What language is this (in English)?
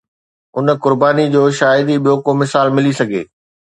Sindhi